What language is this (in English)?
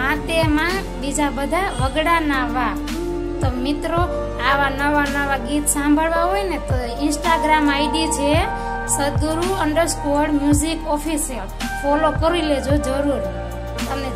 Arabic